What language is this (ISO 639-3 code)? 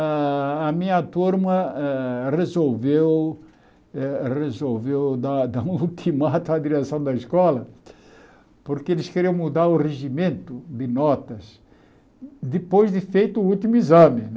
por